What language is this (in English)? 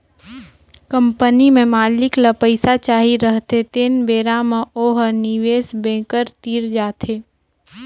Chhattisgarhi